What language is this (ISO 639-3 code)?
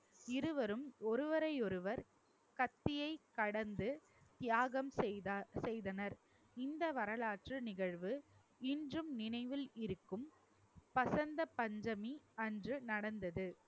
tam